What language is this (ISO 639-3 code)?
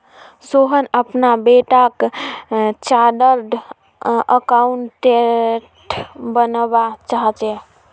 mag